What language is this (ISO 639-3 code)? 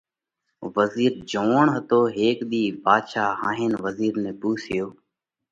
kvx